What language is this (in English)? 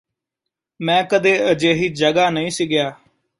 Punjabi